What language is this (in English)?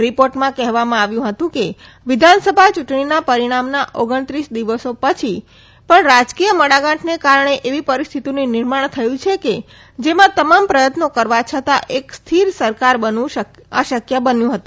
Gujarati